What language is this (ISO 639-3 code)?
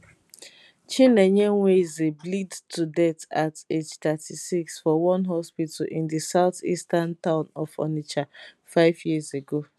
pcm